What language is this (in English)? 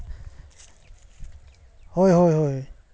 Santali